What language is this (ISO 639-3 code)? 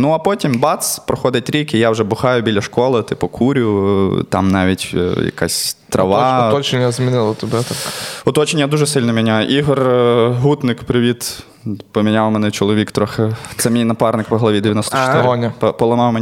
ukr